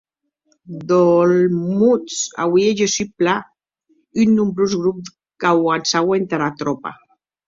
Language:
Occitan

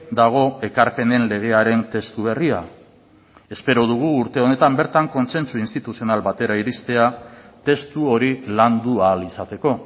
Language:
Basque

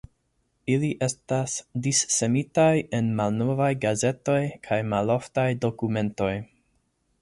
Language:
Esperanto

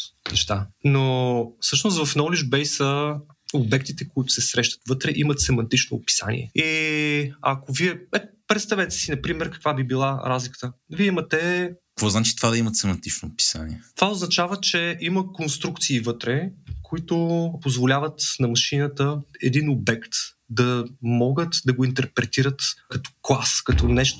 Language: Bulgarian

